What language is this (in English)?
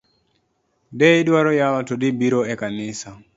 Luo (Kenya and Tanzania)